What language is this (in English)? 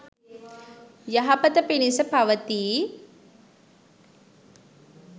Sinhala